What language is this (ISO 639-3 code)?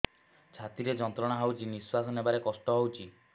ori